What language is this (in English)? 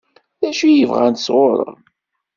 Kabyle